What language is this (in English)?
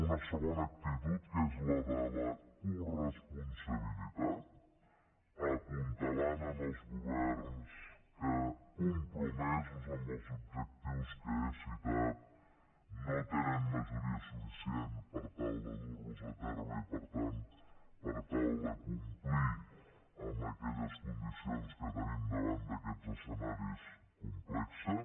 Catalan